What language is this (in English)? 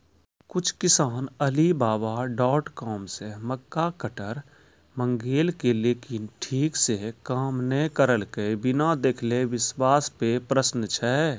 Maithili